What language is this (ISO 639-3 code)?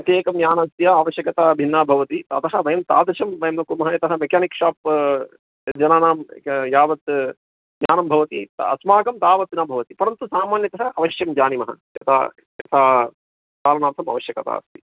san